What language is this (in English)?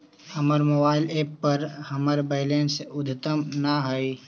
Magahi